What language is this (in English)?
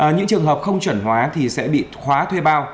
Vietnamese